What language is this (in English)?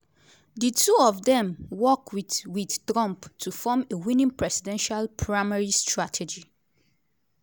Nigerian Pidgin